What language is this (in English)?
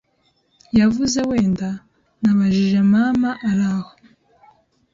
Kinyarwanda